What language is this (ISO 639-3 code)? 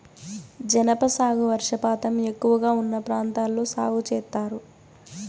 tel